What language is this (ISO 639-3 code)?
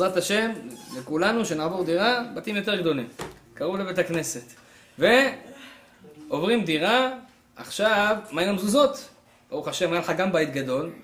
heb